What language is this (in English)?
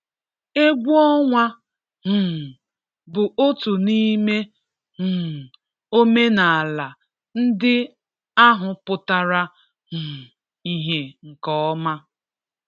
Igbo